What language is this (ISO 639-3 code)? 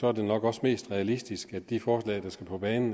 dan